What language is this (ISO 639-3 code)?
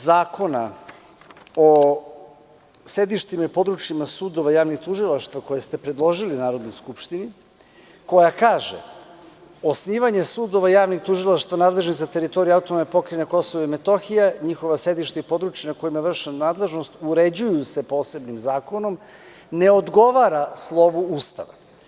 srp